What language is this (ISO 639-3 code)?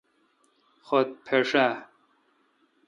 xka